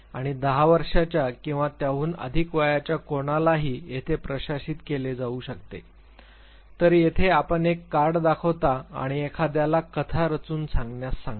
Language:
Marathi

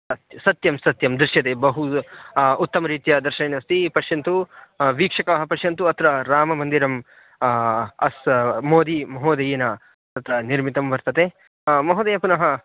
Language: Sanskrit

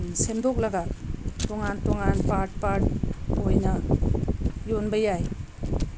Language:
Manipuri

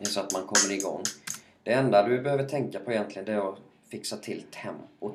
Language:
Swedish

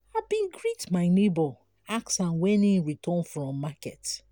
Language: Nigerian Pidgin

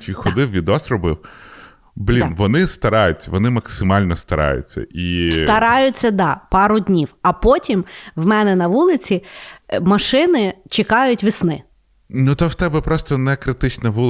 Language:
Ukrainian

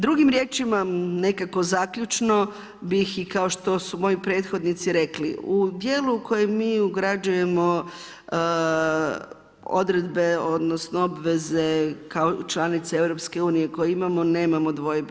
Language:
Croatian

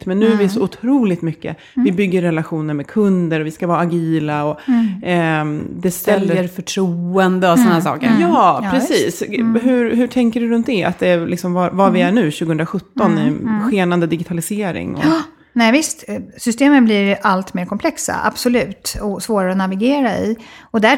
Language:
Swedish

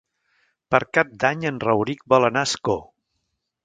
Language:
Catalan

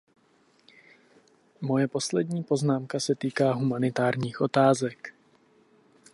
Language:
Czech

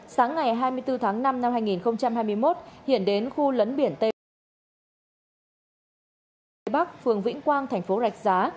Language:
Vietnamese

